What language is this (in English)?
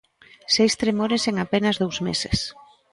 Galician